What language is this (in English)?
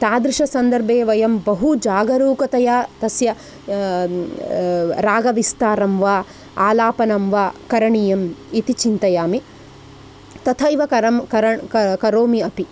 Sanskrit